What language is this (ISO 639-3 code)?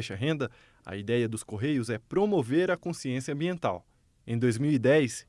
por